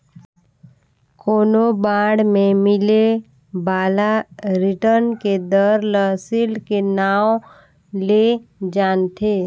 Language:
Chhattisgarhi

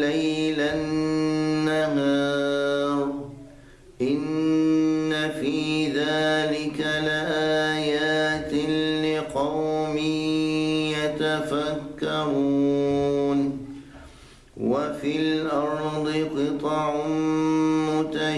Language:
Arabic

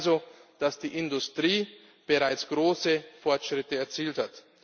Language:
German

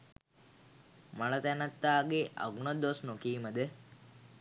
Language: Sinhala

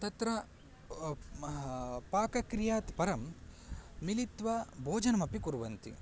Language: Sanskrit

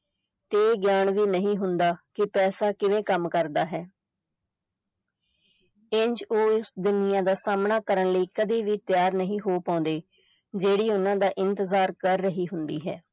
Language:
Punjabi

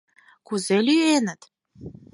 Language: Mari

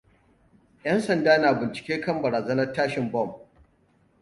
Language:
Hausa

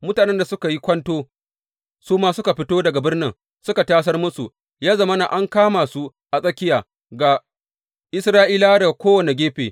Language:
Hausa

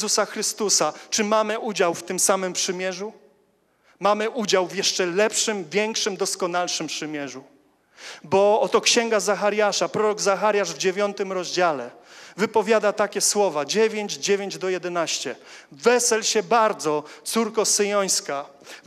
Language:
Polish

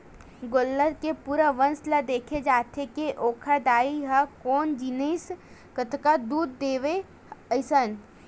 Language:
Chhattisgarhi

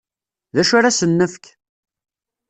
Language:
Kabyle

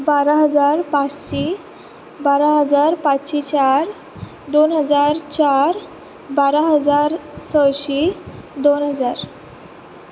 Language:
Konkani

